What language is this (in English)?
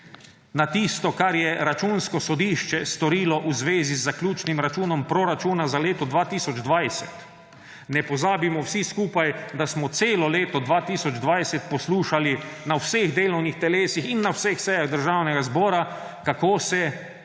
Slovenian